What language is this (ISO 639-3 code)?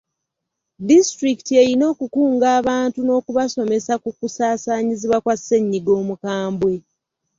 lug